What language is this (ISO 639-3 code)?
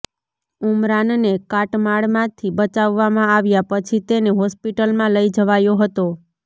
guj